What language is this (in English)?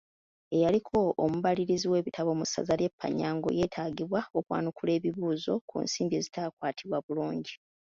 Ganda